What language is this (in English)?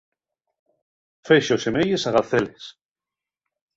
Asturian